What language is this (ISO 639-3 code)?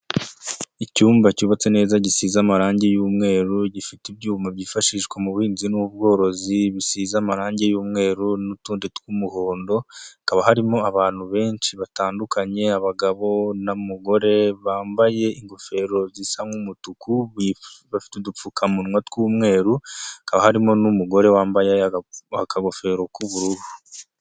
kin